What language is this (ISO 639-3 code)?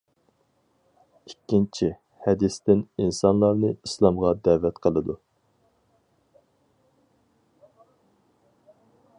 uig